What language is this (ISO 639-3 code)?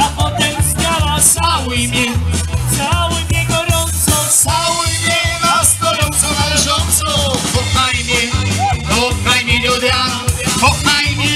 pol